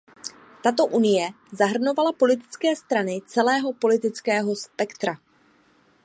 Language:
Czech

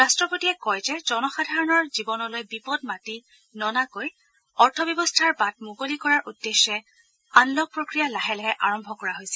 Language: Assamese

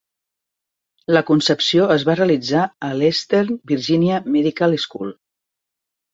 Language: Catalan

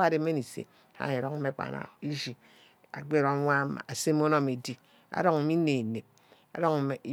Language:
Ubaghara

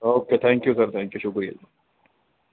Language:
Punjabi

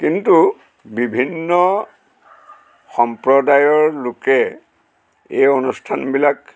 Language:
Assamese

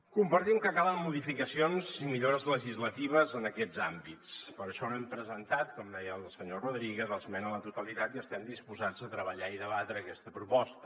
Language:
Catalan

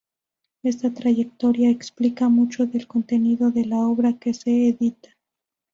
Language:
Spanish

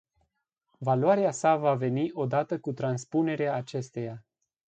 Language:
Romanian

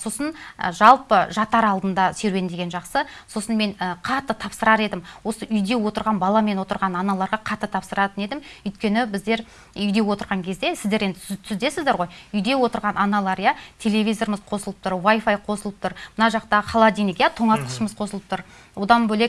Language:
Turkish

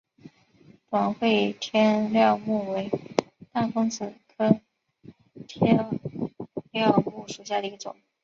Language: Chinese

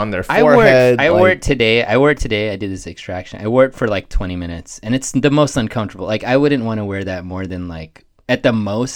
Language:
English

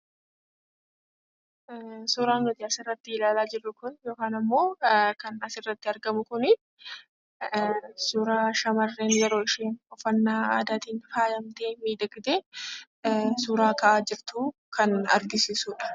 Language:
Oromo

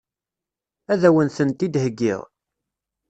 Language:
Kabyle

